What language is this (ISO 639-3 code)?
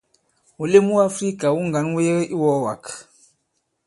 abb